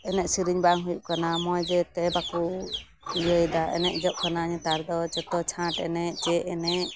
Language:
Santali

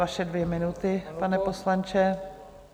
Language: Czech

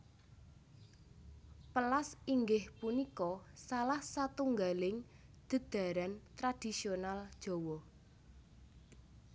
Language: Javanese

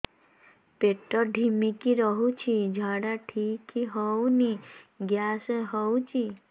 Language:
Odia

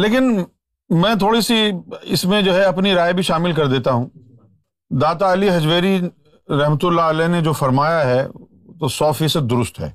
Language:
Urdu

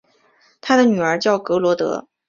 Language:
Chinese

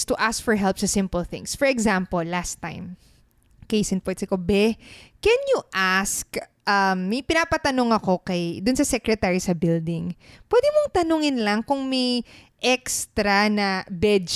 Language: Filipino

